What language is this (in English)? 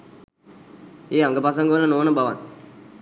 Sinhala